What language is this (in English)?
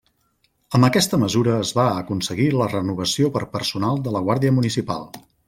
Catalan